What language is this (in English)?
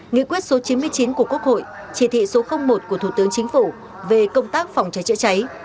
Vietnamese